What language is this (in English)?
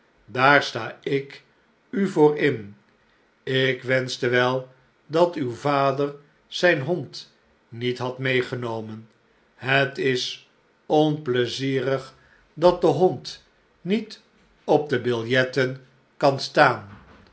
Dutch